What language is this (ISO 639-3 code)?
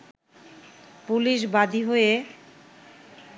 ben